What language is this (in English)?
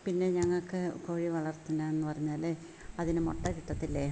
Malayalam